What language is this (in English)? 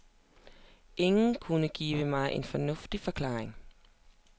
Danish